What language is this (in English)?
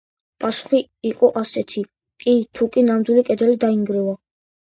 Georgian